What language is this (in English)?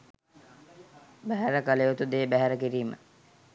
Sinhala